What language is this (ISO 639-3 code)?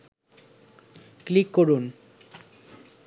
ben